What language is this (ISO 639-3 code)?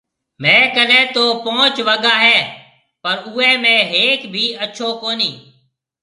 mve